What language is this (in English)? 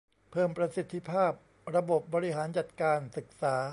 Thai